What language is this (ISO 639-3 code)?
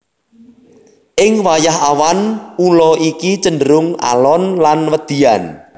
jav